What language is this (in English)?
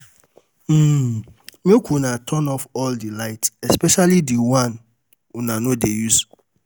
Nigerian Pidgin